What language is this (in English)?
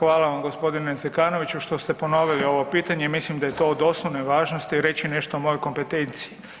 Croatian